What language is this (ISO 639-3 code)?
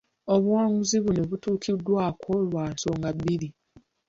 lug